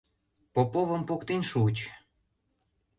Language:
Mari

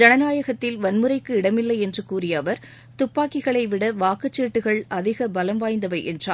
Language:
Tamil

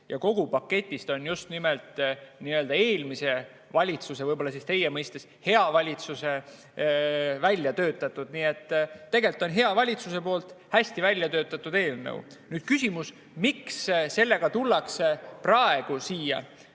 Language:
Estonian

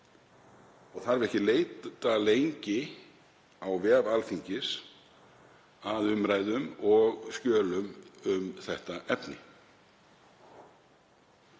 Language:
Icelandic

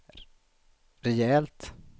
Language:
Swedish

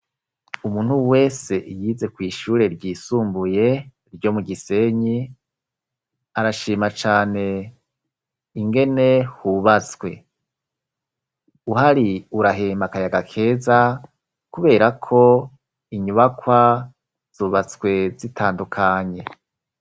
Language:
Rundi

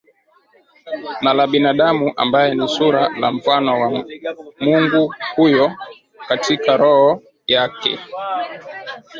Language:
Swahili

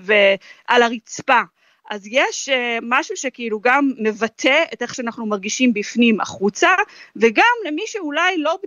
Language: Hebrew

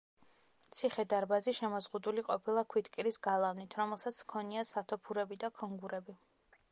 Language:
Georgian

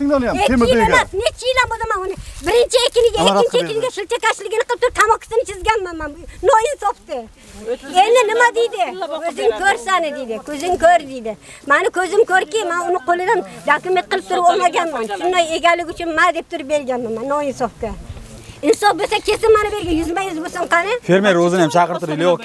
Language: Turkish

